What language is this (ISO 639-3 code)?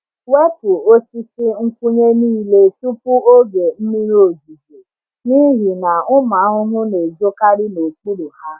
ibo